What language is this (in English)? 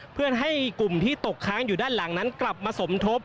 Thai